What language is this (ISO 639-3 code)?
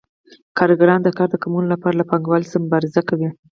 pus